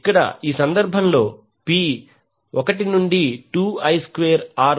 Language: Telugu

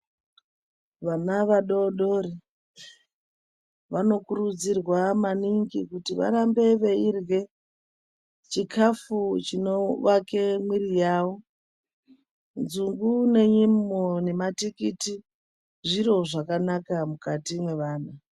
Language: Ndau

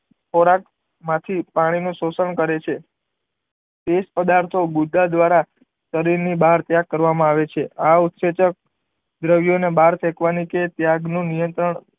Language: Gujarati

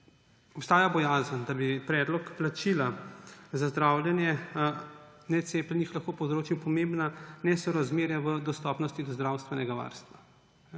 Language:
Slovenian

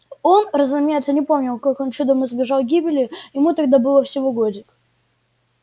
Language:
Russian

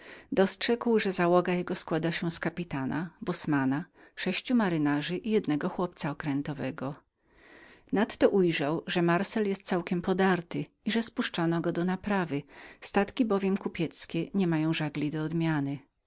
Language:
Polish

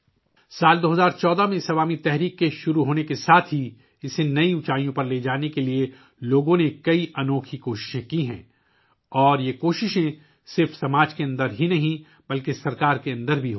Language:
Urdu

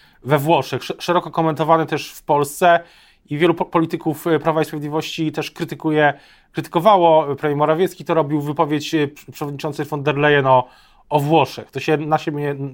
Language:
Polish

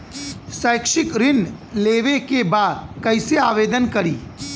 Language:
Bhojpuri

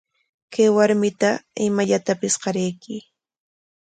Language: Corongo Ancash Quechua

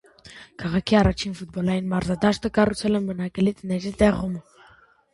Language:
Armenian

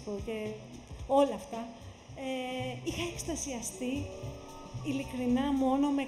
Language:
Greek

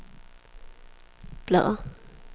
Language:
Danish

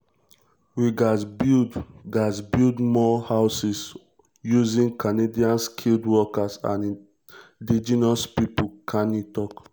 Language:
Nigerian Pidgin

